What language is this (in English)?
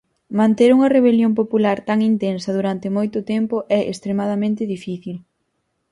Galician